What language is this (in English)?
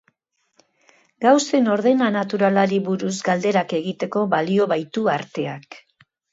Basque